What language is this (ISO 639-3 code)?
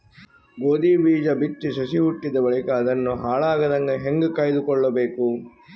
kan